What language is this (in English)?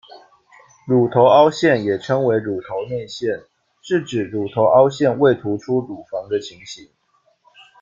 Chinese